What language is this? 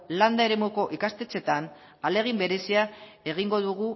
Basque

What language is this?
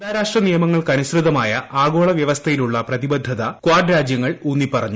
Malayalam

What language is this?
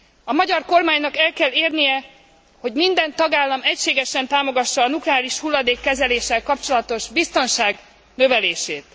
Hungarian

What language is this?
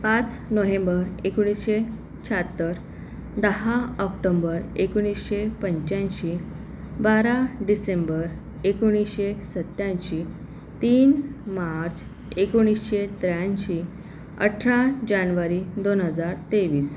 Marathi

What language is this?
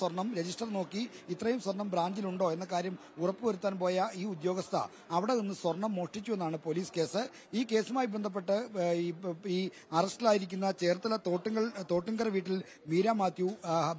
Malayalam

